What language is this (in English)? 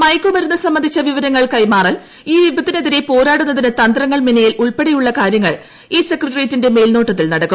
Malayalam